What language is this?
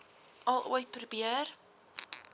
Afrikaans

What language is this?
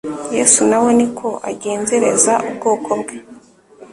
Kinyarwanda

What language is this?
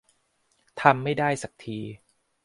Thai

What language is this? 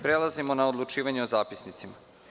Serbian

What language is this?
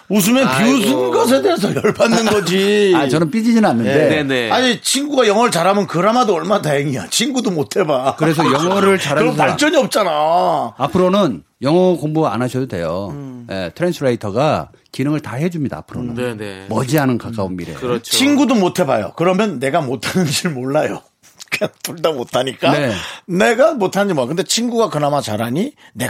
Korean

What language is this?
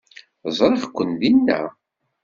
Kabyle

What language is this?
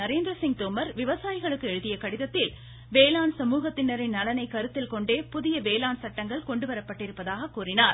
Tamil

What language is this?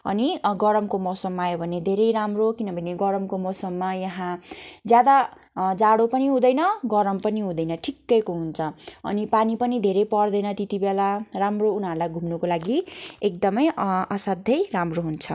Nepali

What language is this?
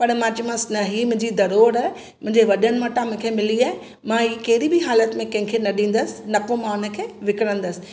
Sindhi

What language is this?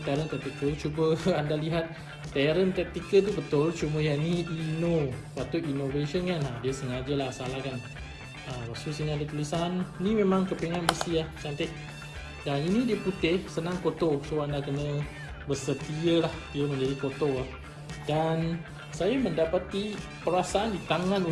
Malay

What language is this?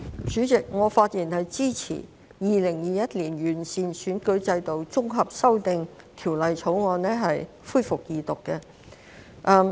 Cantonese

